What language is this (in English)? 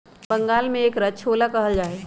Magahi